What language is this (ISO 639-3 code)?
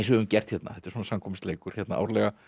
isl